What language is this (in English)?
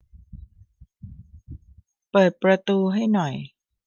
Thai